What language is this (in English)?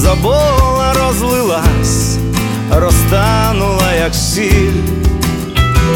Ukrainian